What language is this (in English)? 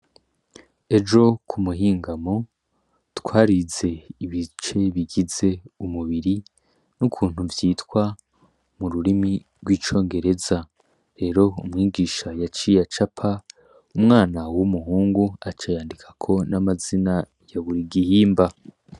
Rundi